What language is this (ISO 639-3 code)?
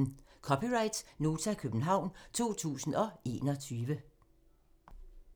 dan